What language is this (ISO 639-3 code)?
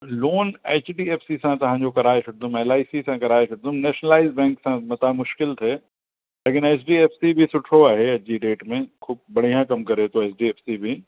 snd